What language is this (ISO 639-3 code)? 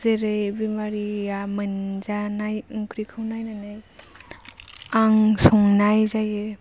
brx